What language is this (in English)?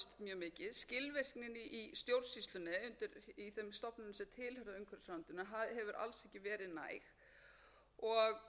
Icelandic